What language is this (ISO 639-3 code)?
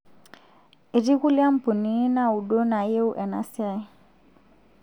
mas